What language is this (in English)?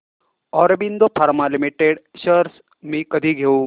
Marathi